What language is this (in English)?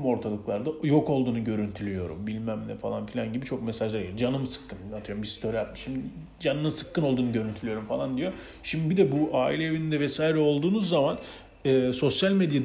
Turkish